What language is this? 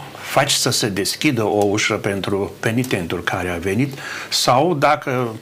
Romanian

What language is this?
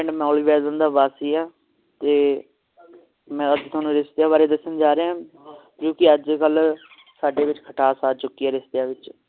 Punjabi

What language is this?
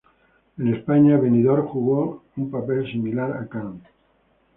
Spanish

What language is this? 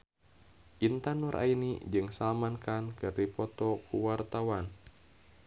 Sundanese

